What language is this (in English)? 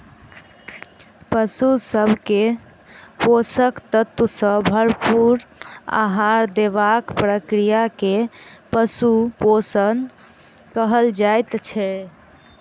Maithili